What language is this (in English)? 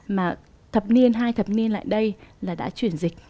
Vietnamese